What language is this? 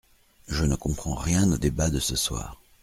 French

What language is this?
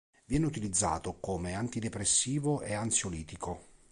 Italian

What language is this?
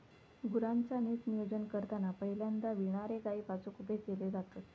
Marathi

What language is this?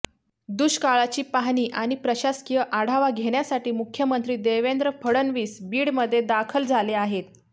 Marathi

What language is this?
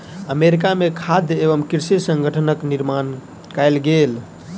Maithili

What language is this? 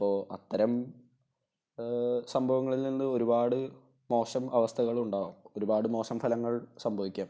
Malayalam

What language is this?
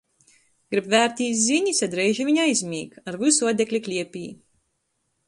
Latgalian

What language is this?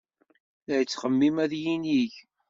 Kabyle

